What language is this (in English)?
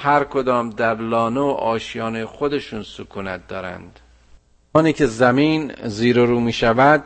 Persian